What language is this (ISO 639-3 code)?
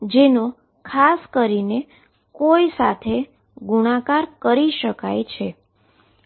guj